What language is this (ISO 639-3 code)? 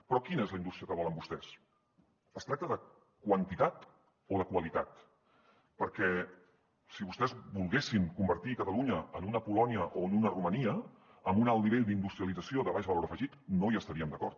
cat